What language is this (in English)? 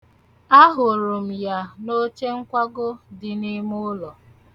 Igbo